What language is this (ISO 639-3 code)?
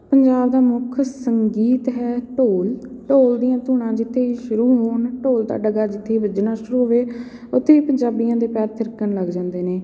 pan